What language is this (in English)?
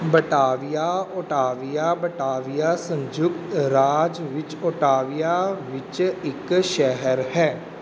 Punjabi